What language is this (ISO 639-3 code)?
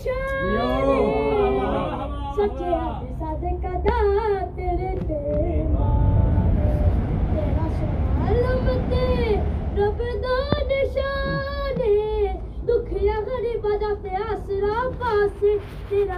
urd